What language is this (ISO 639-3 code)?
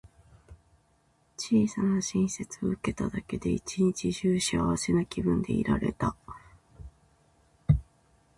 jpn